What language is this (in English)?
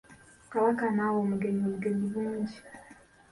Ganda